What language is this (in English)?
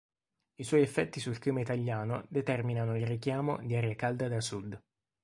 Italian